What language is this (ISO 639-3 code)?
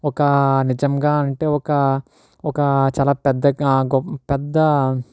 tel